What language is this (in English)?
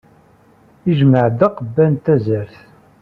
Kabyle